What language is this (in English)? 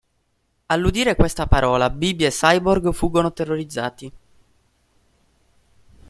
Italian